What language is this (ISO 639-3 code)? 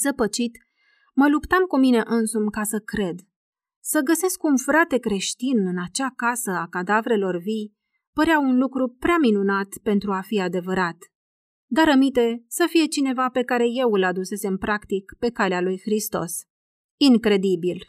ron